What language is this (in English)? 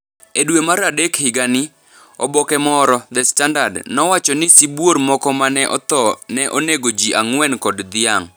Luo (Kenya and Tanzania)